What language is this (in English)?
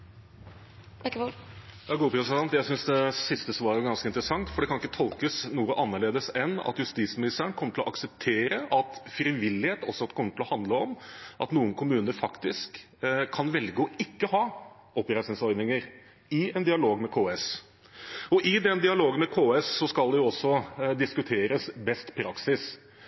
Norwegian Bokmål